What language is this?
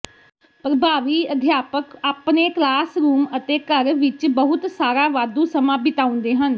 Punjabi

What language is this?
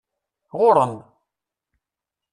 Kabyle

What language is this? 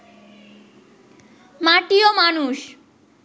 Bangla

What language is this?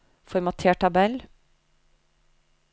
Norwegian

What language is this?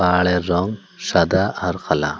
Bangla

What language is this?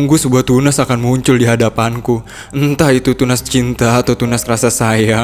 Indonesian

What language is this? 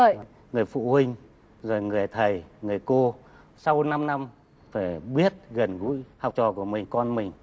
Vietnamese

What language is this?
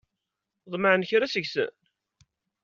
Kabyle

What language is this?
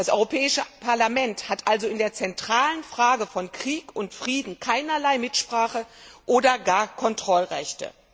German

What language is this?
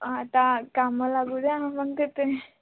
Marathi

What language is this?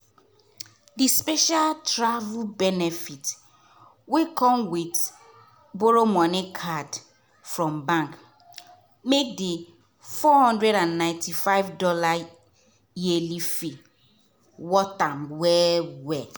Nigerian Pidgin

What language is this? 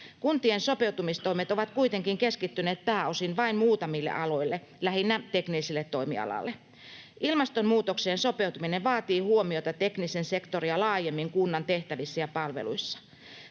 Finnish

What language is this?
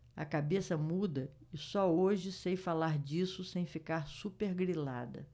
Portuguese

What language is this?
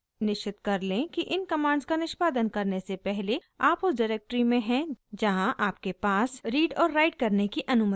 Hindi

